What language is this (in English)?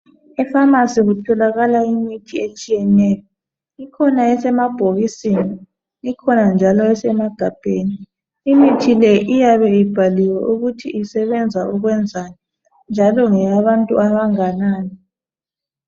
North Ndebele